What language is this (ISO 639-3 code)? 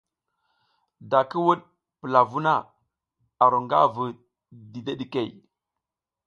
giz